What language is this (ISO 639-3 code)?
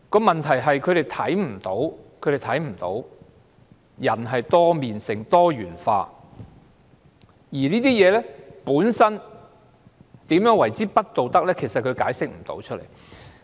yue